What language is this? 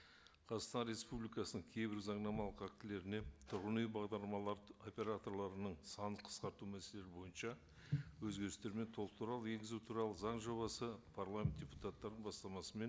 Kazakh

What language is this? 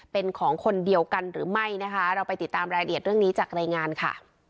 Thai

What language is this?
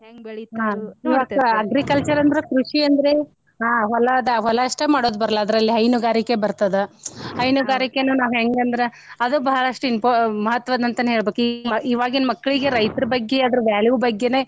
Kannada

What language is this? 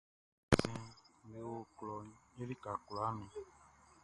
Baoulé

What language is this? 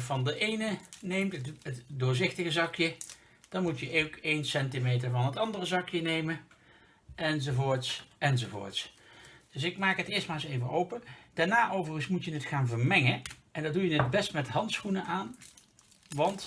Dutch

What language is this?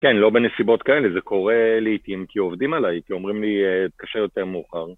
Hebrew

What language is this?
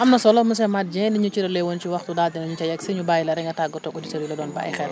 Wolof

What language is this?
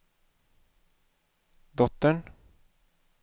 Swedish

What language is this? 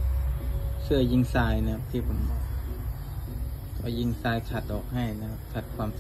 Thai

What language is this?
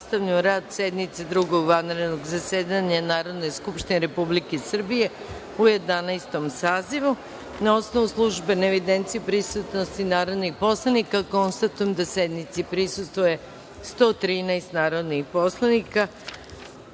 Serbian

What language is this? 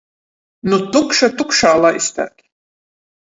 Latgalian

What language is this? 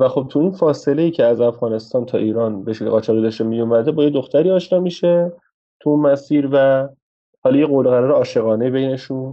Persian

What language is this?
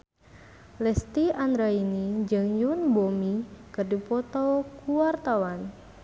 Sundanese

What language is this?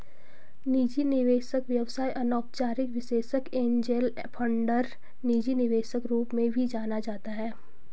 Hindi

